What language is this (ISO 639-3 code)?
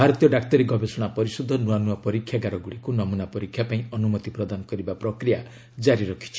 ori